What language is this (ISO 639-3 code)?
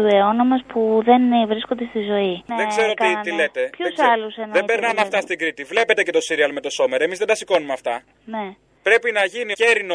ell